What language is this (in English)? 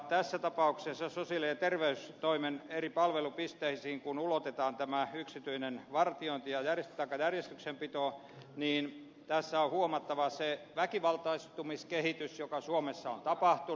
Finnish